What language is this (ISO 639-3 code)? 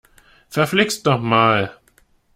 deu